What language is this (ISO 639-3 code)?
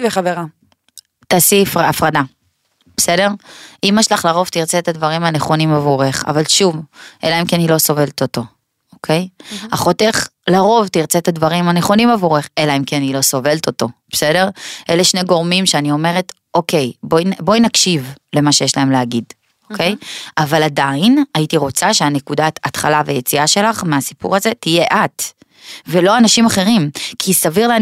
heb